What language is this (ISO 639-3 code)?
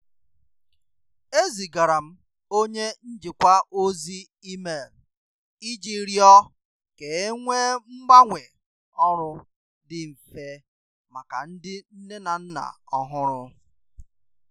ibo